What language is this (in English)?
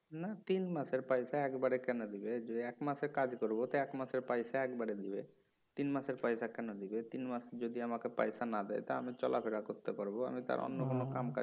Bangla